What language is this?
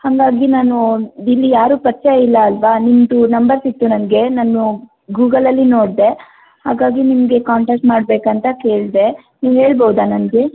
Kannada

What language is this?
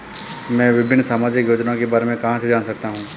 Hindi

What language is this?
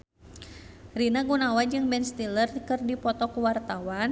Sundanese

